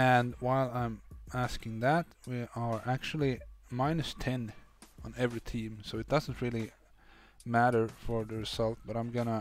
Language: English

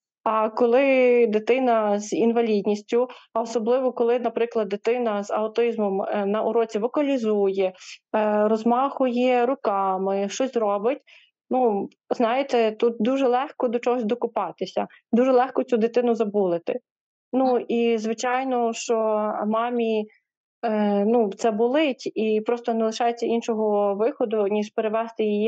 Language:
Ukrainian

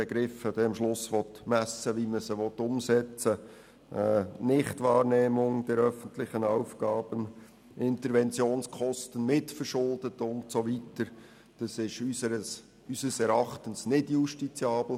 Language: Swiss German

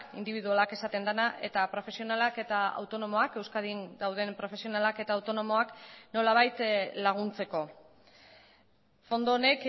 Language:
Basque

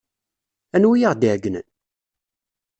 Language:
Kabyle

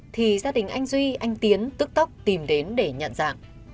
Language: Vietnamese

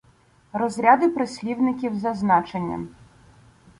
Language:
Ukrainian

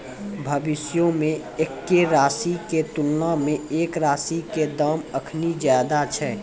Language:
Maithili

